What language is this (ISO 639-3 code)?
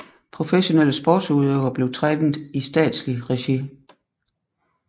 dan